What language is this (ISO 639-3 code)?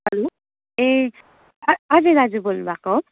nep